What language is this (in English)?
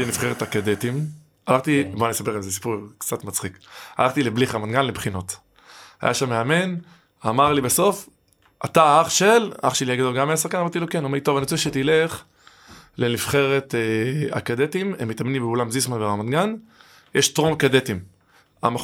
Hebrew